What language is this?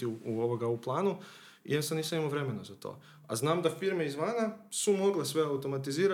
Croatian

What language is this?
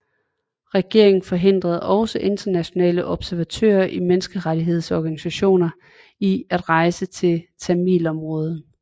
Danish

